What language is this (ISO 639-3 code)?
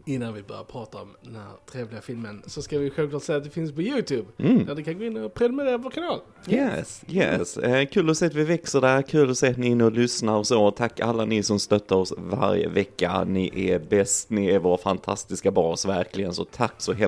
swe